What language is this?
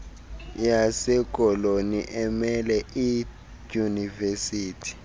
Xhosa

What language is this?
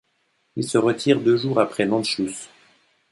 French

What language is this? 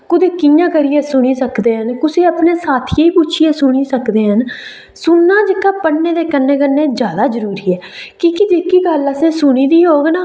Dogri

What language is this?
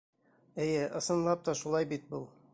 Bashkir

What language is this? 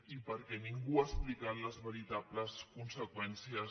Catalan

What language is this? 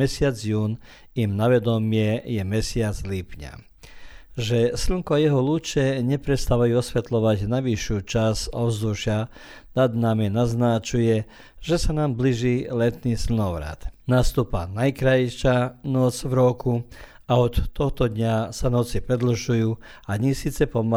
Croatian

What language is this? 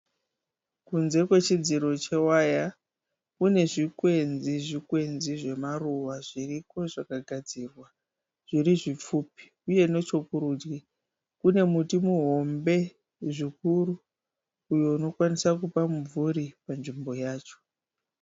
Shona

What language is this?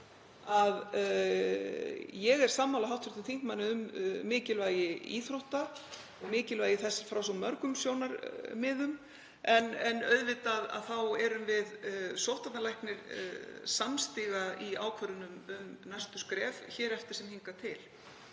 Icelandic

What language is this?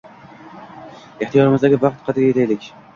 Uzbek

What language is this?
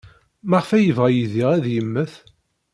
Kabyle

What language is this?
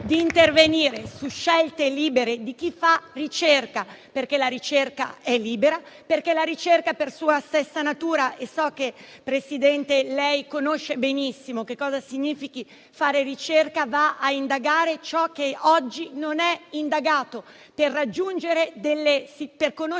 Italian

